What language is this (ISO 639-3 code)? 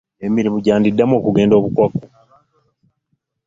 lug